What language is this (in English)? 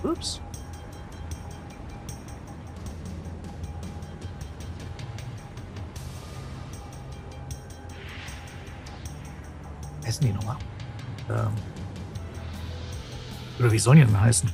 German